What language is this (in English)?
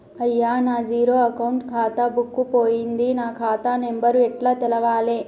Telugu